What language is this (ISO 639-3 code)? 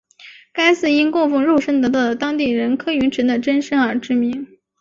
zho